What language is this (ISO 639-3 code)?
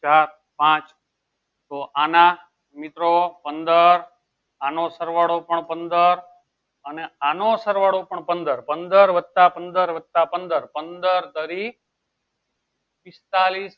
guj